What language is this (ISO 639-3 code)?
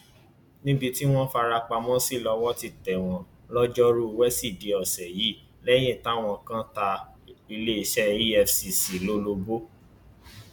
yor